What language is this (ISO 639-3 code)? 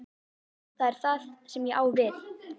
isl